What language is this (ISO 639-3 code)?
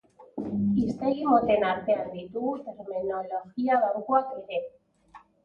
eus